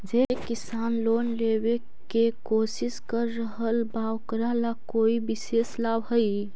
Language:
Magahi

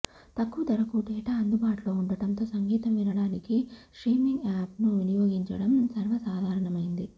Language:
Telugu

